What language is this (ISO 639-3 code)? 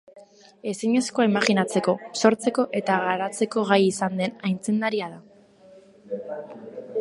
eus